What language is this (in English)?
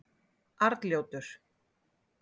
Icelandic